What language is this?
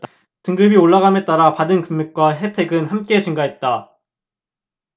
Korean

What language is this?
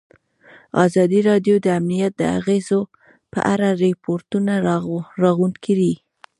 Pashto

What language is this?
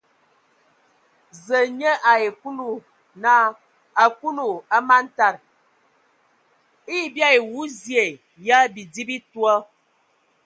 Ewondo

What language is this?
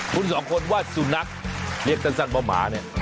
Thai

